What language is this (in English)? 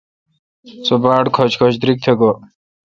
Kalkoti